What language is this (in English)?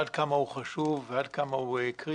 Hebrew